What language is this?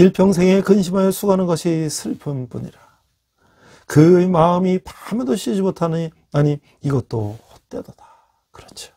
Korean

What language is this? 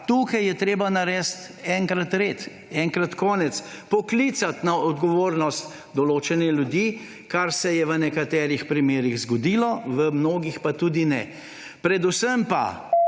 Slovenian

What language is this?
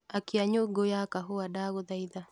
Kikuyu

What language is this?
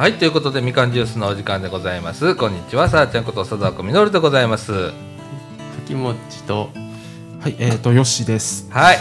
Japanese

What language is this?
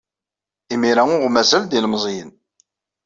Kabyle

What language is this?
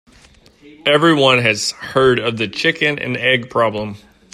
English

